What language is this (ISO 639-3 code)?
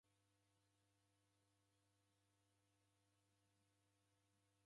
dav